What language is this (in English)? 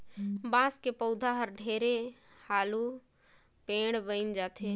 Chhattisgarhi